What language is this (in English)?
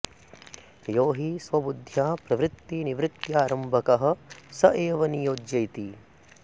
Sanskrit